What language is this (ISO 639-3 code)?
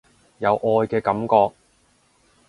yue